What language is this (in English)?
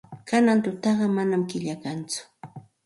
Santa Ana de Tusi Pasco Quechua